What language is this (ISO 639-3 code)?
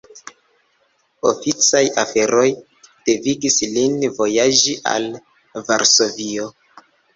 epo